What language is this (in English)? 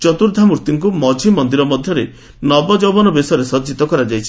Odia